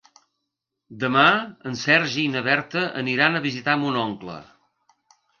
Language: Catalan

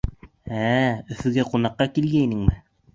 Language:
Bashkir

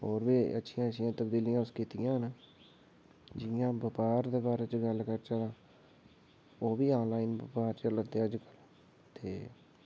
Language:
Dogri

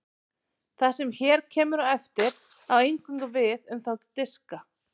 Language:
Icelandic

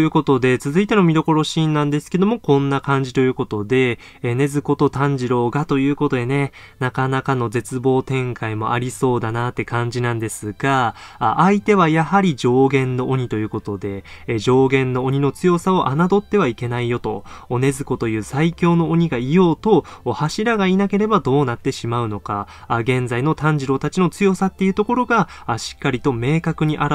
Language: Japanese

